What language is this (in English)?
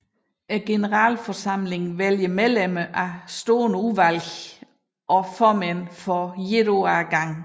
Danish